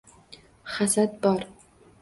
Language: Uzbek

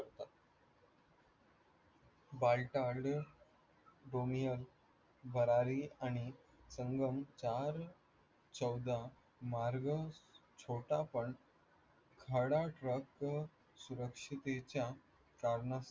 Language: Marathi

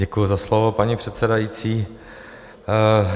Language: Czech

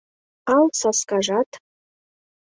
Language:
Mari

